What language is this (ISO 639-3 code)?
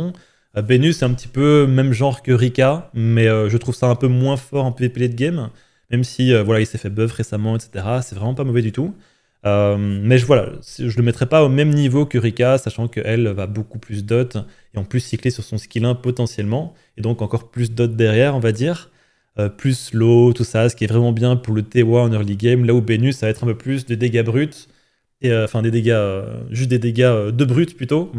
fra